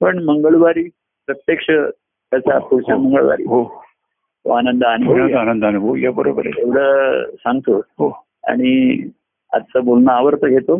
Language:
Marathi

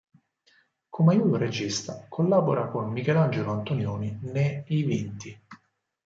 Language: Italian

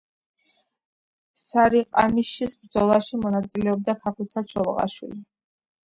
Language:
Georgian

